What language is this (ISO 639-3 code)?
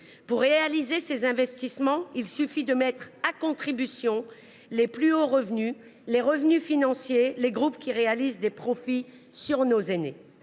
fra